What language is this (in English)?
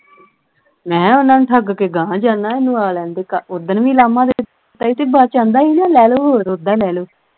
Punjabi